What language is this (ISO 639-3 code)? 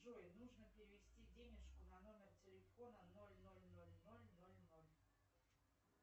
rus